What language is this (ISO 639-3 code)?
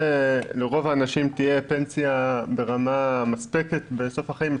heb